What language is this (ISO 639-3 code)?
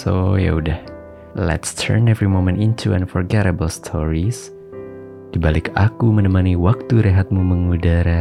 ind